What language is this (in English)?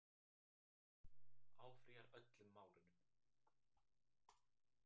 Icelandic